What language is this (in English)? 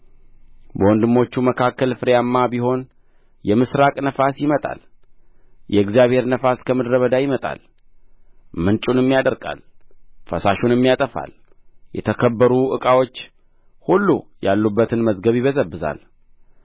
Amharic